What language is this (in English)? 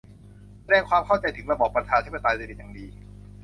Thai